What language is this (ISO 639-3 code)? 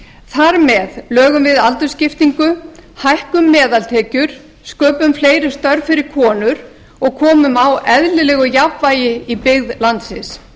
isl